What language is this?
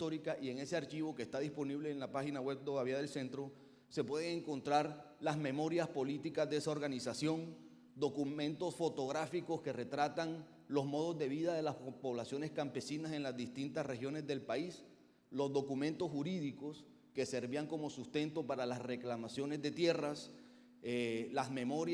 Spanish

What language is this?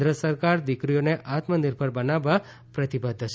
Gujarati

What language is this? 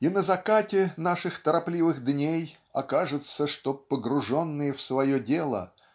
Russian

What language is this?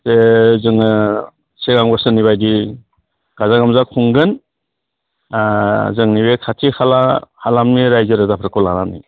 Bodo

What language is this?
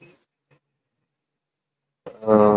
Tamil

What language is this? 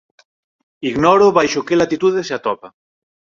Galician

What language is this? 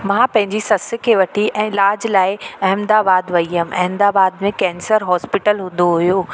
Sindhi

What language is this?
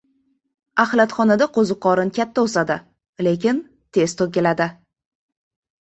Uzbek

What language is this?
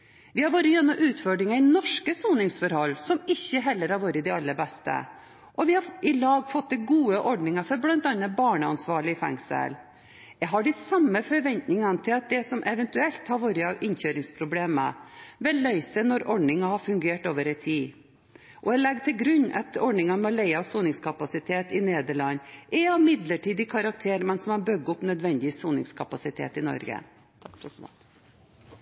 Norwegian Bokmål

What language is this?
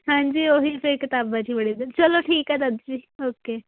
Punjabi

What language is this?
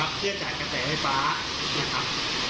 Thai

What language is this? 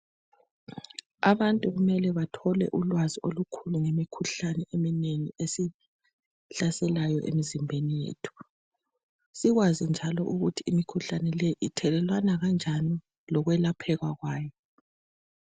North Ndebele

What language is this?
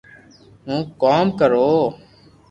Loarki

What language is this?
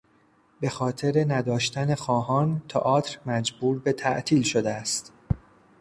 Persian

